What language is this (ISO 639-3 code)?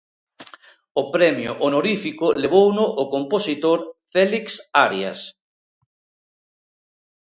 glg